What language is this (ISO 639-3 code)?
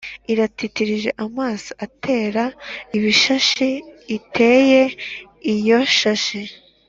kin